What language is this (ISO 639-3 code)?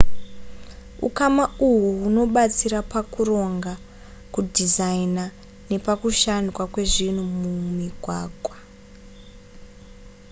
sna